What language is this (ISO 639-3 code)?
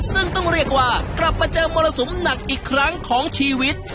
tha